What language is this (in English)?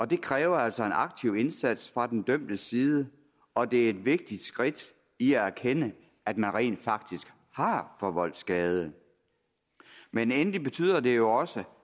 Danish